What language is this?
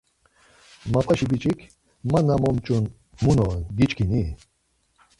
Laz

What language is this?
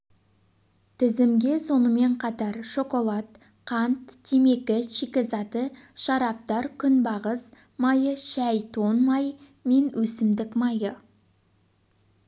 Kazakh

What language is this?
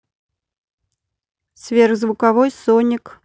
Russian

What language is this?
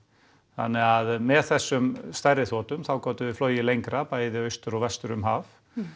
Icelandic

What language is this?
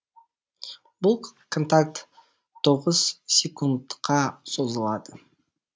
Kazakh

